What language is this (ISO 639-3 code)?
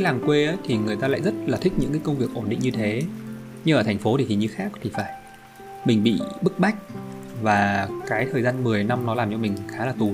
vie